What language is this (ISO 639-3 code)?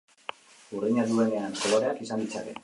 eus